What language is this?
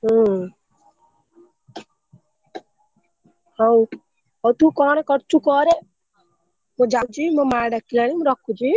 Odia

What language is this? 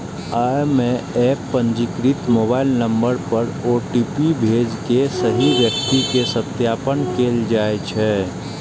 Maithili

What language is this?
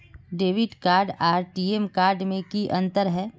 Magahi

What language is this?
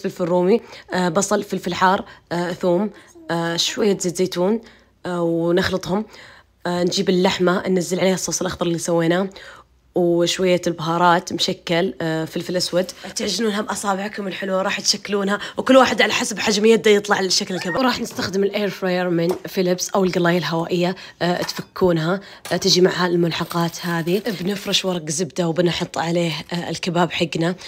Arabic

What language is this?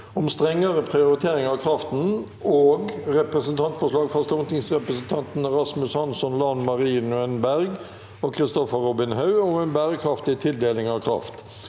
Norwegian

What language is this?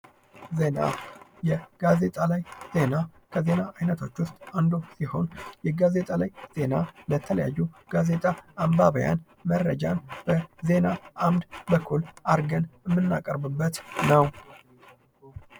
Amharic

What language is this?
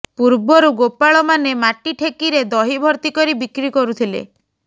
Odia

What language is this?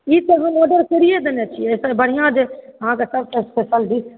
Maithili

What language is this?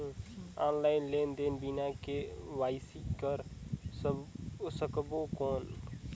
Chhattisgarhi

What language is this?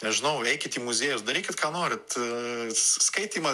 Lithuanian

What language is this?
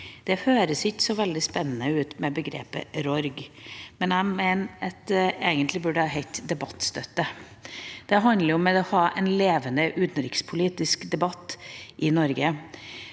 Norwegian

